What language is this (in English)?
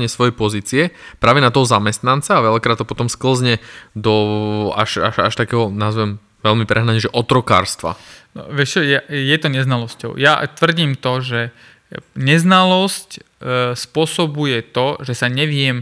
Slovak